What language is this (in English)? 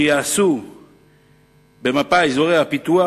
Hebrew